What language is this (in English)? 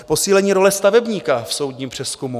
Czech